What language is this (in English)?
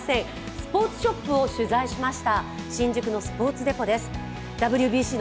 Japanese